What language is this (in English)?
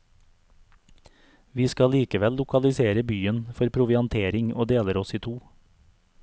Norwegian